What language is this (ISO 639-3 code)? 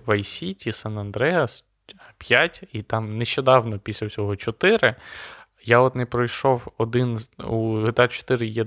ukr